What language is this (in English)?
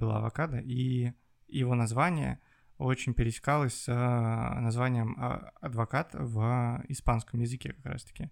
Russian